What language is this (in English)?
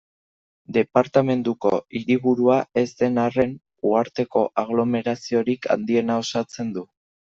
Basque